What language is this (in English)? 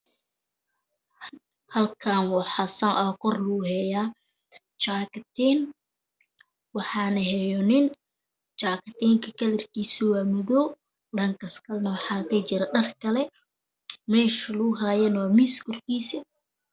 Somali